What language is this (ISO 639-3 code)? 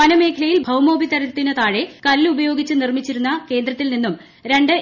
mal